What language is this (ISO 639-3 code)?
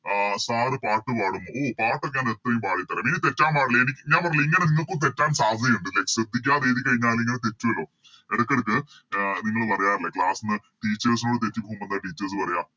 mal